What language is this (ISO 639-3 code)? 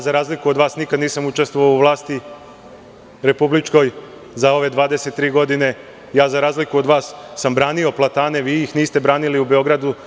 srp